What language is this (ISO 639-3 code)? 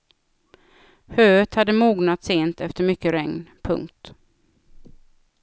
swe